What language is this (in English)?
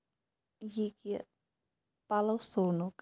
Kashmiri